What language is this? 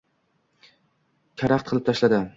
Uzbek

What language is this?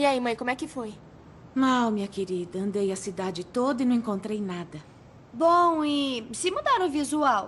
Portuguese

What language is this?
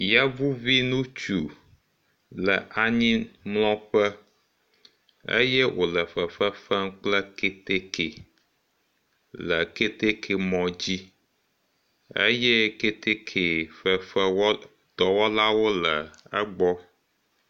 Ewe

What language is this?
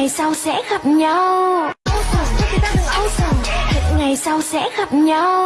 Vietnamese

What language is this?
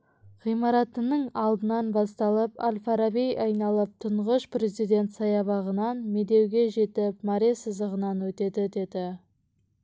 Kazakh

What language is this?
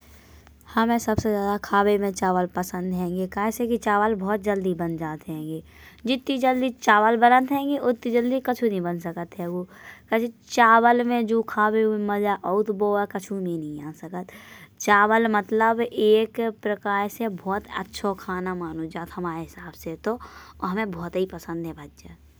Bundeli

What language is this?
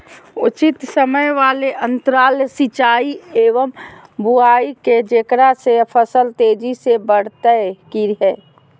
Magahi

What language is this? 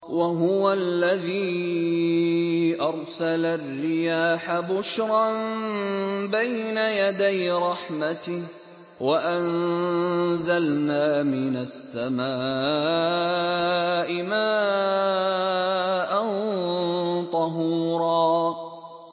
Arabic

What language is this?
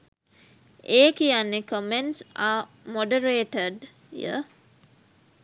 Sinhala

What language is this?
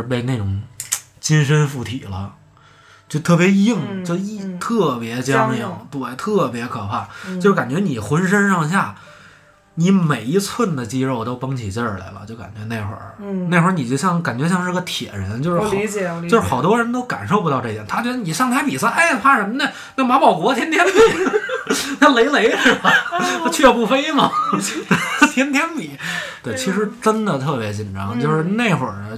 Chinese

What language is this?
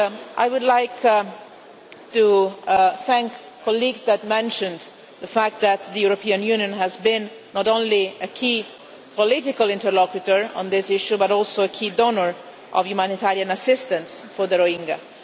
English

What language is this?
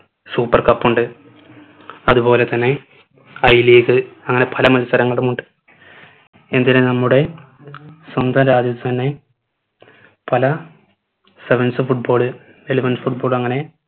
Malayalam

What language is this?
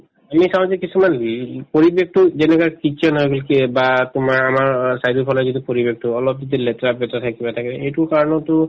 Assamese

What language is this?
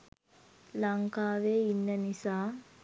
Sinhala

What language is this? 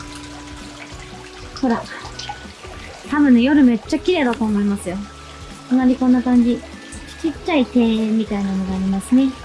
Japanese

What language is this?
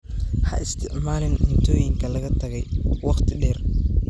Somali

